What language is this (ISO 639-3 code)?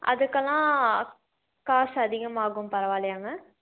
tam